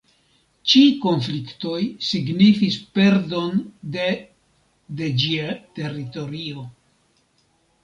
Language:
Esperanto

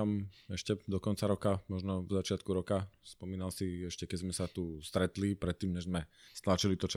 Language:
Slovak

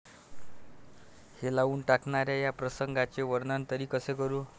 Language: Marathi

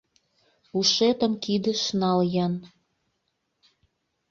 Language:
Mari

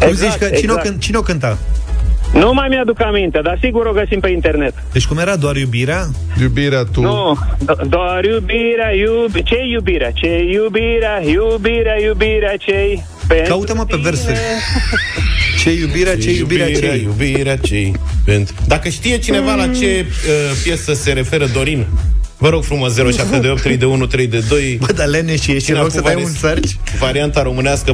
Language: Romanian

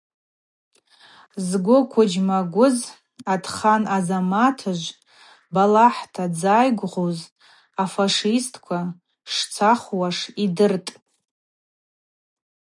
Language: Abaza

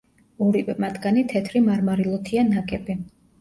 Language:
Georgian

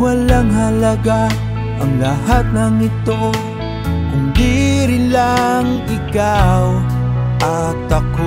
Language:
Filipino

